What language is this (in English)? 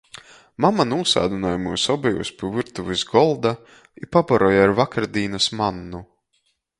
Latgalian